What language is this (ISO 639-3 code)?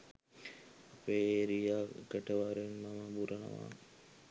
sin